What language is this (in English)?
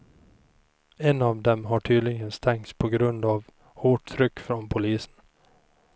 Swedish